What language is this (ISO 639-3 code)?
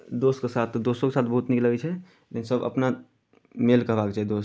mai